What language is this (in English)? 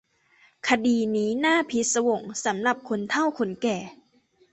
Thai